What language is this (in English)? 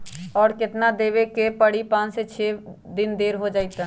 Magahi